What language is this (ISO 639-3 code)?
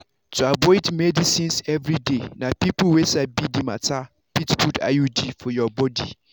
pcm